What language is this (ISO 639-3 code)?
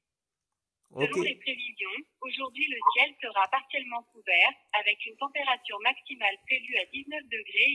fra